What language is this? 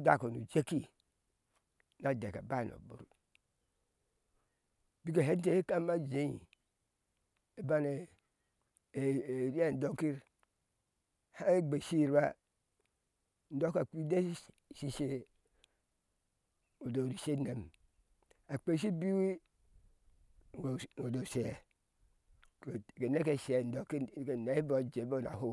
Ashe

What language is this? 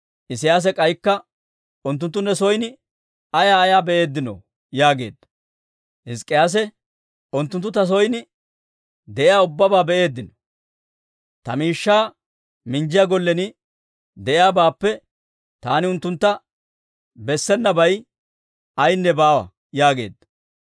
Dawro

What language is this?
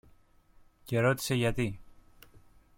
Greek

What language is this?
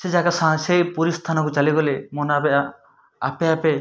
Odia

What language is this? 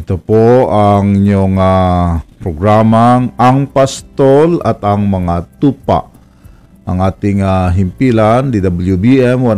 Filipino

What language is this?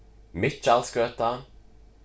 Faroese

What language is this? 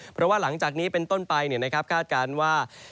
Thai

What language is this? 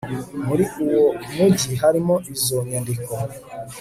Kinyarwanda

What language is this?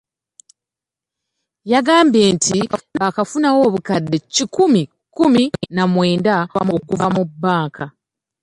Ganda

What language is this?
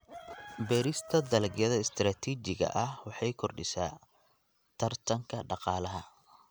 Somali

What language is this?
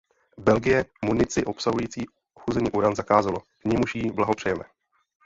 Czech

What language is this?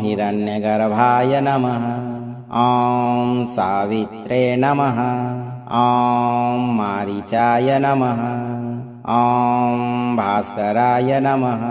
Kannada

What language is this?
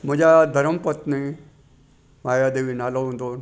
Sindhi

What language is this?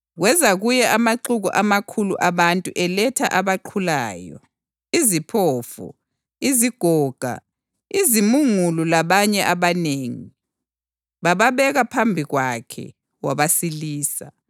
North Ndebele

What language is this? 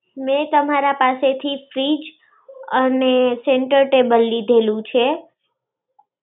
Gujarati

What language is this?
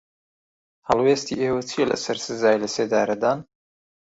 Central Kurdish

